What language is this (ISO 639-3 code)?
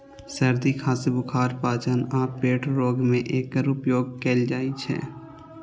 mai